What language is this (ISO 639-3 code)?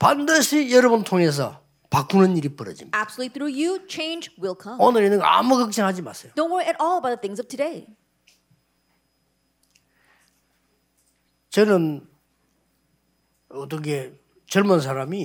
kor